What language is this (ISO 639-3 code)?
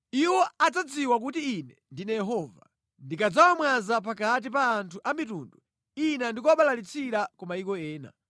nya